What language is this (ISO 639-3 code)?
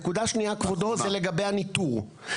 heb